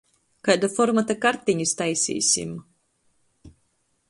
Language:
Latgalian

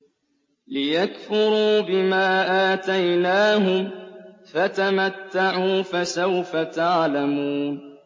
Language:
Arabic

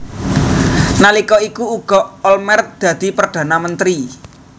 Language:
Javanese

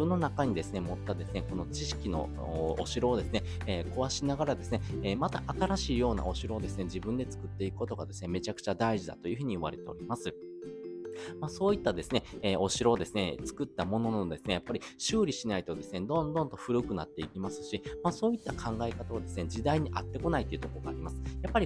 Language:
Japanese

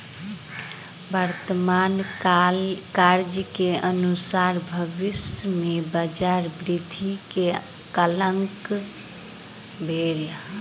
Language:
Maithili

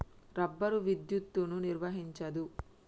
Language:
Telugu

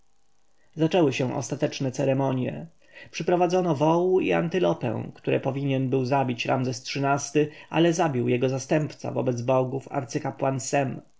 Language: Polish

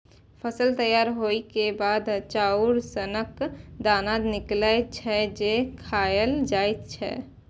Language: Maithili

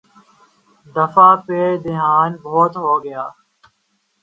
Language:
Urdu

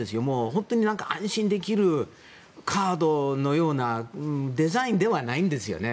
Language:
Japanese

